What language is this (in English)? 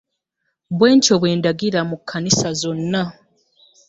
Ganda